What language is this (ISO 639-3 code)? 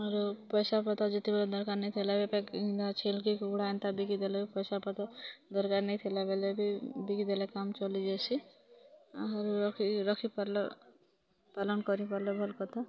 ori